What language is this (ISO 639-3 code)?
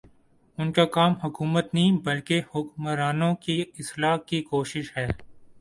urd